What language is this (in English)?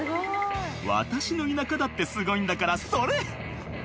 Japanese